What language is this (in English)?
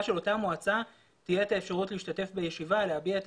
Hebrew